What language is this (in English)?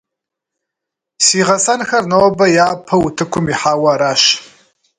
Kabardian